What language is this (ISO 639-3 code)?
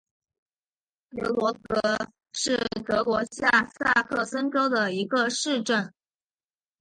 zho